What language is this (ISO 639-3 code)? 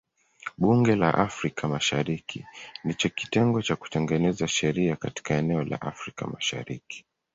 swa